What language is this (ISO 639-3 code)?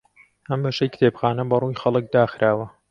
ckb